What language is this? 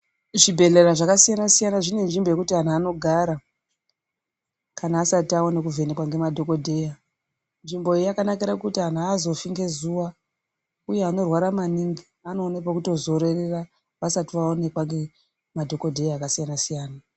Ndau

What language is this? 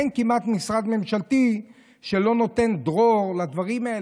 Hebrew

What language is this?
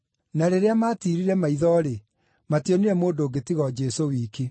Kikuyu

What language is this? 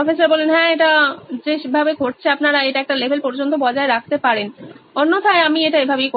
Bangla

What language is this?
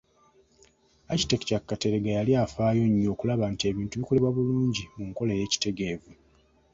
Ganda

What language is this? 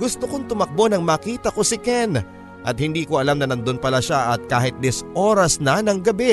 Filipino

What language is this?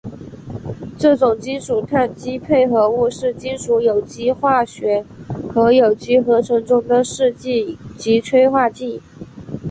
Chinese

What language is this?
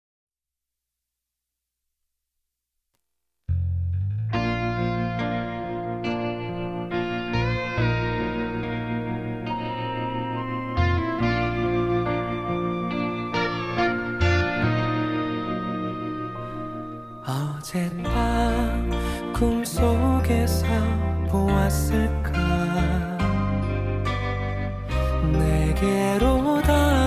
Korean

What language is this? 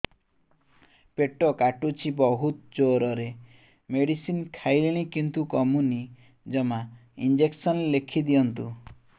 Odia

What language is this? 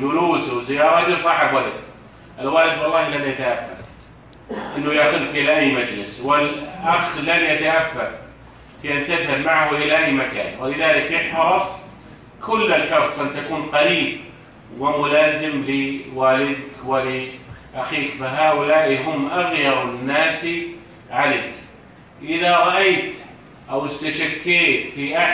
Arabic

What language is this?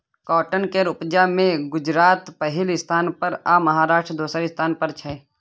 Maithili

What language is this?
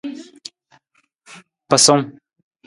Nawdm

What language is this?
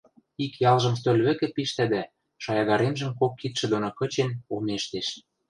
Western Mari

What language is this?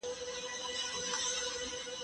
Pashto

